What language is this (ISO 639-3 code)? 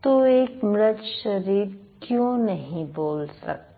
hin